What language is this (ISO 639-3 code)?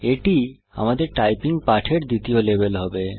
ben